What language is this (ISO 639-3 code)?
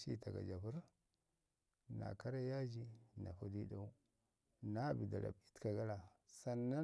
ngi